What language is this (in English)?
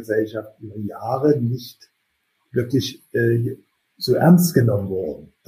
German